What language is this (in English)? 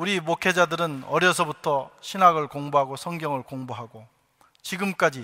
Korean